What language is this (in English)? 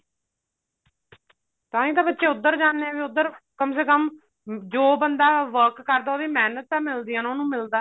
Punjabi